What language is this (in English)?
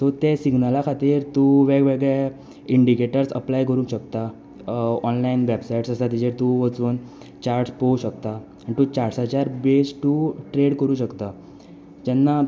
Konkani